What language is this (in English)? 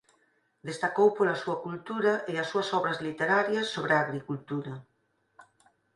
Galician